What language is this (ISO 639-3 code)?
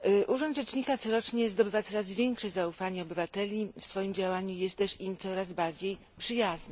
pol